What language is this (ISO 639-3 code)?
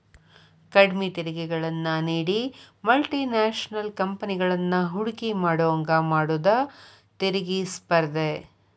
kan